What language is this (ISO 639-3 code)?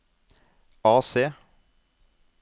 nor